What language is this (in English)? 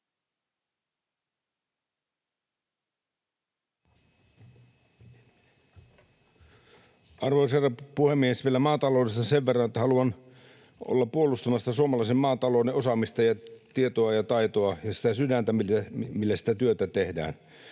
Finnish